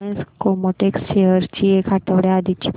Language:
Marathi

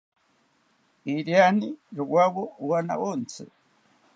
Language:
South Ucayali Ashéninka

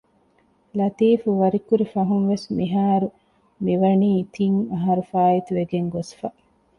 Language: Divehi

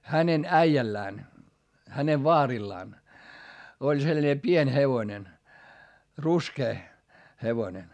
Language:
Finnish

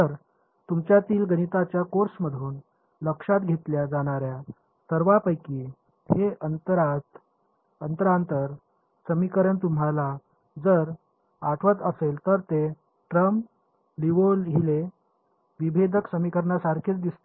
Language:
Marathi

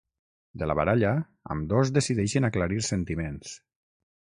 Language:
Catalan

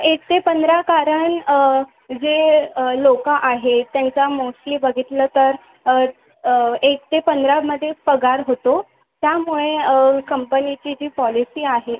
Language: Marathi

